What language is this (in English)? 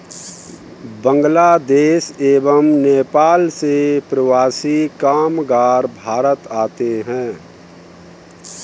Hindi